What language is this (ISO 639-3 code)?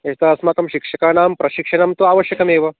san